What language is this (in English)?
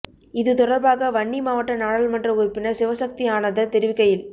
Tamil